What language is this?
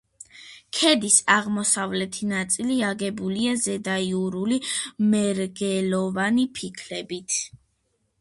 Georgian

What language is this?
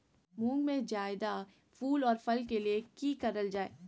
Magahi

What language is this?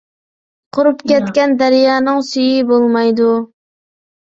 Uyghur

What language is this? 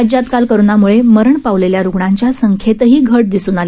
Marathi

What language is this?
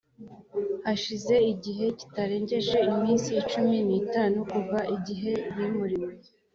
Kinyarwanda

